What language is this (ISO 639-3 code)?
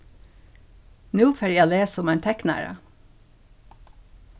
fao